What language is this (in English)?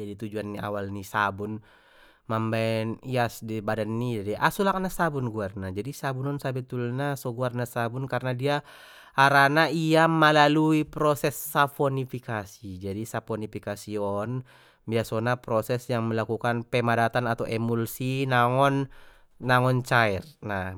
Batak Mandailing